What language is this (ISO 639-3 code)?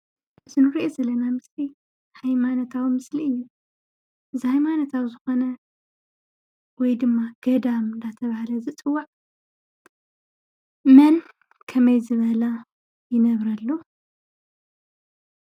tir